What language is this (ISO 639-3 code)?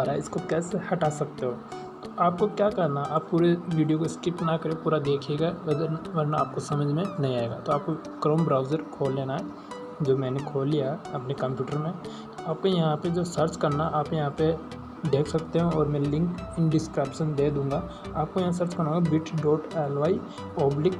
hin